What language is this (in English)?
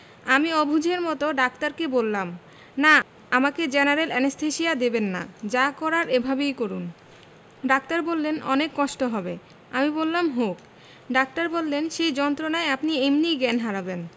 Bangla